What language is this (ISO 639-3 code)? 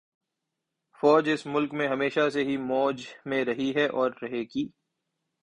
urd